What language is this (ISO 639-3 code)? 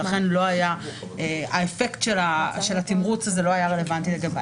heb